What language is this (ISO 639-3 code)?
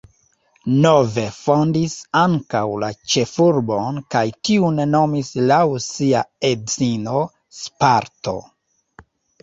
epo